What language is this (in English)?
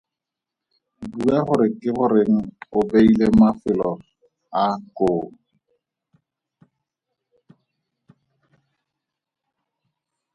Tswana